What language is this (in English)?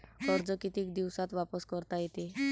Marathi